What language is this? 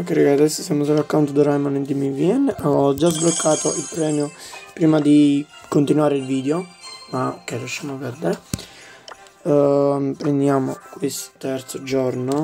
Italian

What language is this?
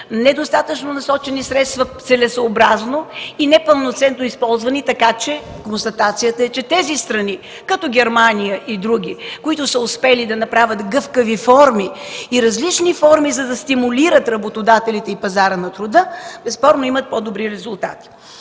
Bulgarian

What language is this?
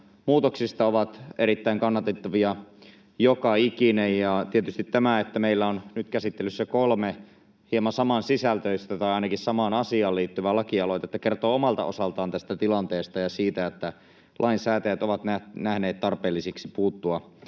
Finnish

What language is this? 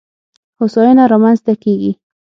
Pashto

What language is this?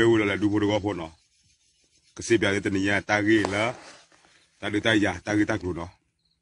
French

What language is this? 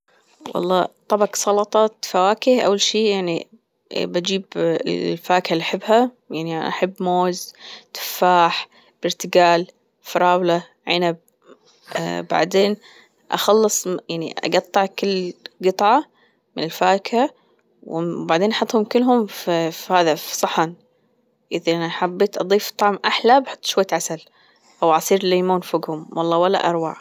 Gulf Arabic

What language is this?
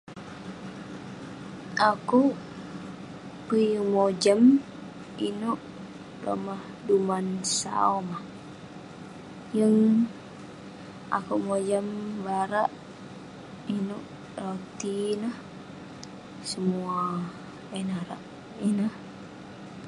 Western Penan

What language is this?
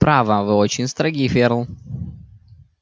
Russian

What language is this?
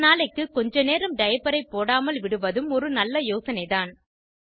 Tamil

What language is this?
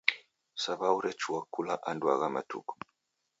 Taita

